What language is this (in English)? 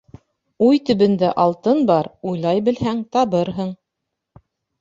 Bashkir